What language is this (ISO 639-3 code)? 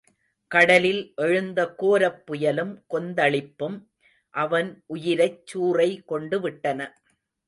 tam